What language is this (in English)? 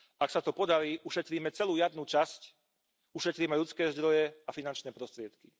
Slovak